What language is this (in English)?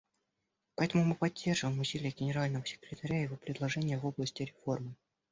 Russian